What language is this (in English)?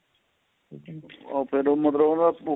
Punjabi